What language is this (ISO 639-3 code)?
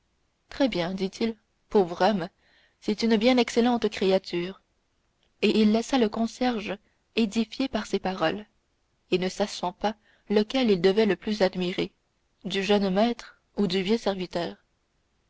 fra